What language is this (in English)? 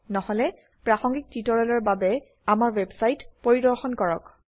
Assamese